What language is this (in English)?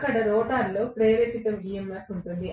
Telugu